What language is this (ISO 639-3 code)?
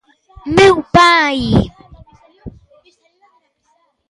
glg